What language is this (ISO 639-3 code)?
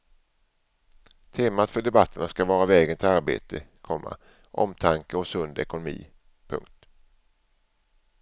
swe